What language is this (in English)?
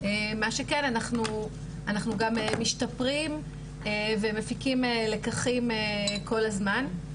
Hebrew